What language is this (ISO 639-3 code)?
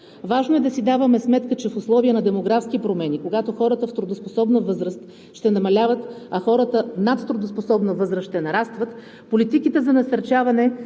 bul